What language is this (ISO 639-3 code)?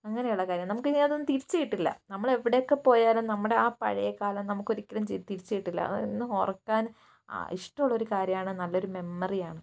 mal